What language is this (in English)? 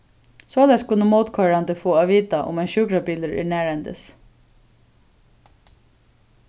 Faroese